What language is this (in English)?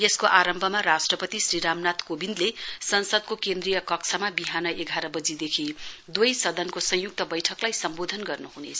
Nepali